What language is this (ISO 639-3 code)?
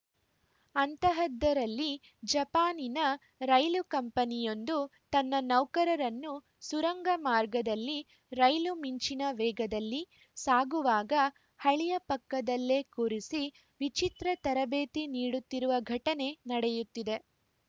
kan